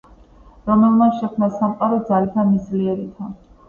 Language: Georgian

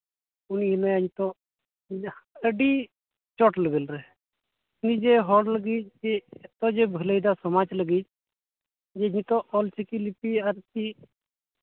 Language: Santali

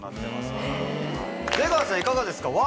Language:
Japanese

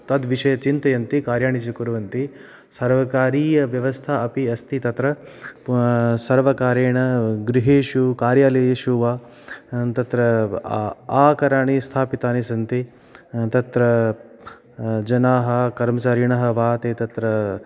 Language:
Sanskrit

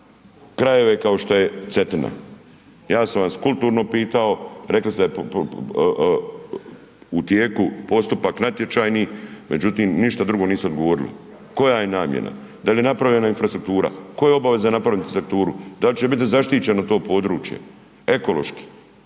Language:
Croatian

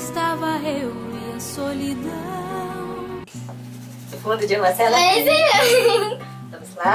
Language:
Portuguese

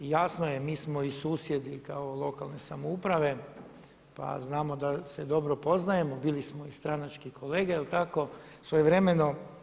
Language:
Croatian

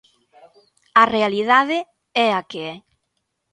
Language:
Galician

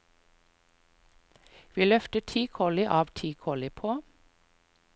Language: Norwegian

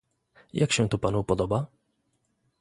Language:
Polish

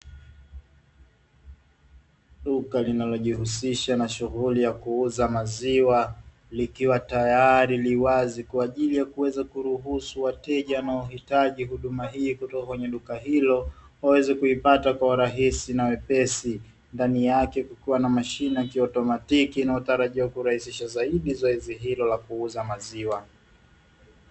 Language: Swahili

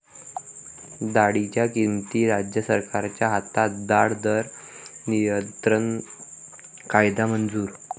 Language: Marathi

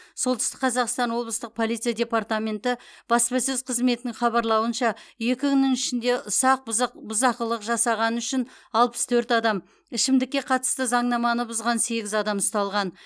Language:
Kazakh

